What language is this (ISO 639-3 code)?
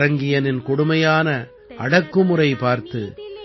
tam